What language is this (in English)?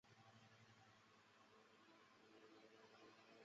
Chinese